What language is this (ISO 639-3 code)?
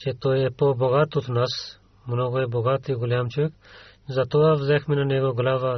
bul